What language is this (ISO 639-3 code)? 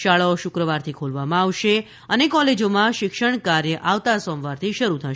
guj